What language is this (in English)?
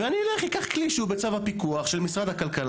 Hebrew